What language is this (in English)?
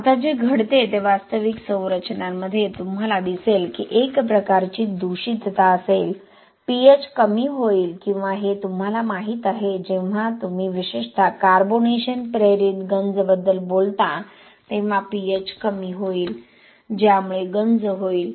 Marathi